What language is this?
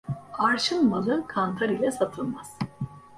Turkish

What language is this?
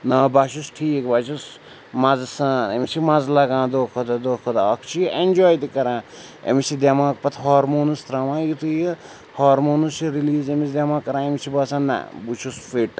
Kashmiri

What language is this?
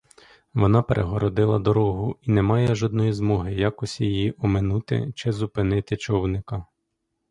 Ukrainian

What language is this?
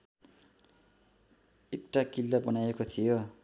Nepali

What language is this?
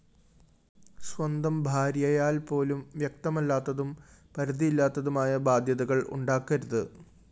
Malayalam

